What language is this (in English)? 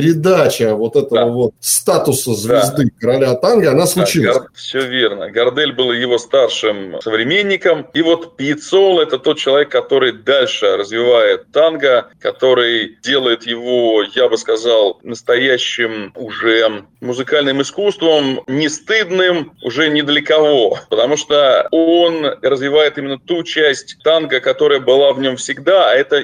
Russian